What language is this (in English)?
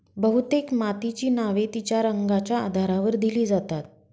Marathi